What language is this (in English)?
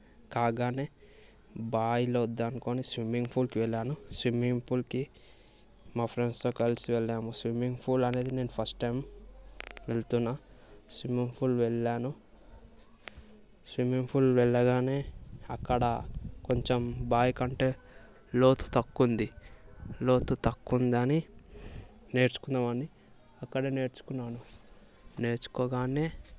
Telugu